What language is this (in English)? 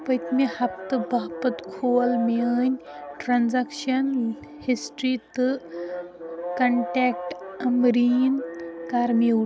Kashmiri